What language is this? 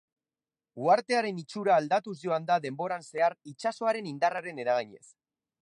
Basque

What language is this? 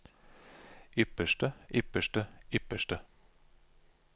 Norwegian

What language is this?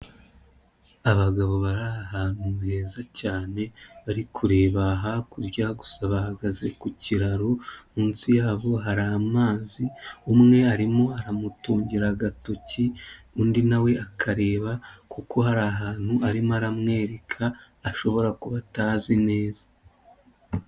Kinyarwanda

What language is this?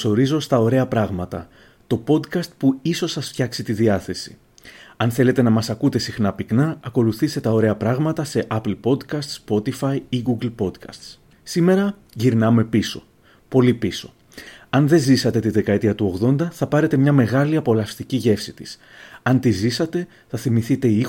Greek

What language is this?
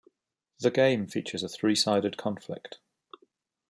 English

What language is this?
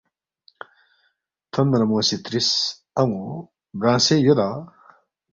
Balti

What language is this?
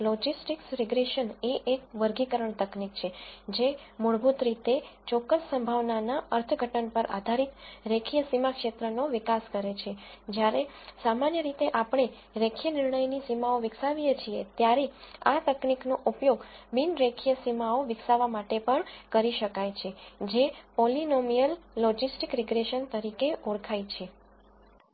Gujarati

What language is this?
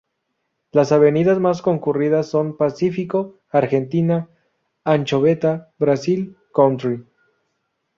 Spanish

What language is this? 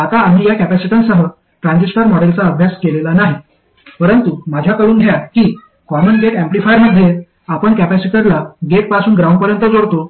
Marathi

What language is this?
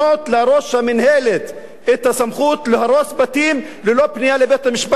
Hebrew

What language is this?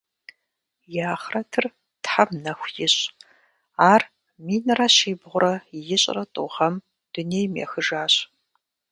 Kabardian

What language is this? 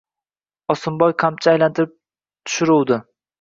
Uzbek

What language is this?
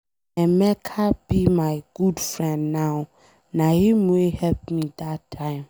Nigerian Pidgin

